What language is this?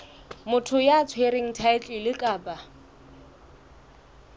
Southern Sotho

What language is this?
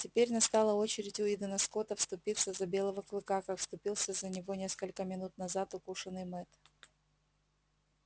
Russian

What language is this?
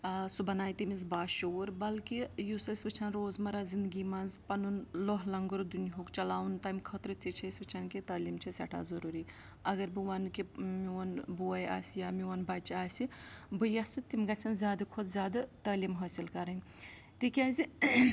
Kashmiri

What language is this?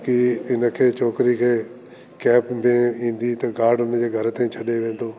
Sindhi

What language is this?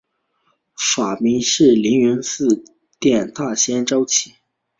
Chinese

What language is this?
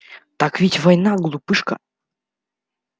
Russian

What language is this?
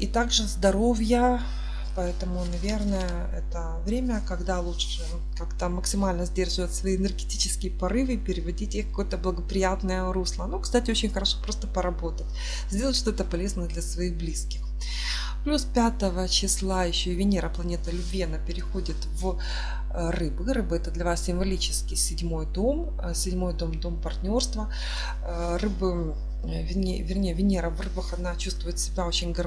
Russian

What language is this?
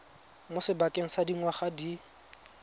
Tswana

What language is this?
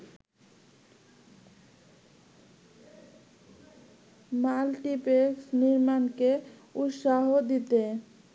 Bangla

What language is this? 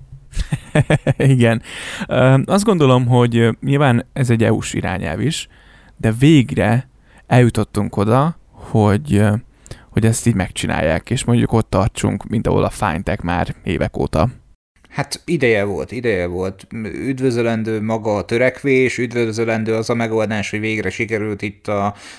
Hungarian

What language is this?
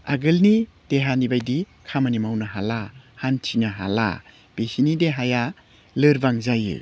Bodo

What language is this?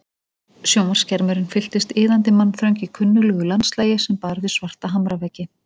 Icelandic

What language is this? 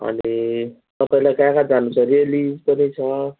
Nepali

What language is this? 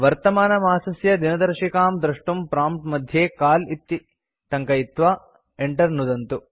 Sanskrit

